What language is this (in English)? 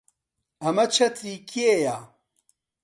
Central Kurdish